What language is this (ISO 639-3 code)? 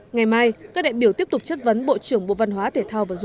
vie